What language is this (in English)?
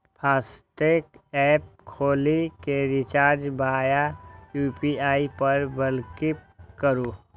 Maithili